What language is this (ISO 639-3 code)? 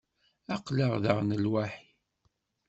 kab